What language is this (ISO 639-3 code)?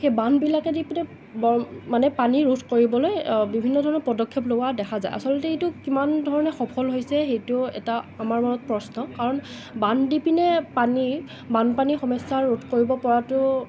asm